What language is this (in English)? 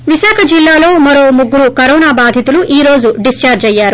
Telugu